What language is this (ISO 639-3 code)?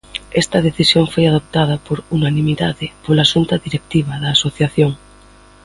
glg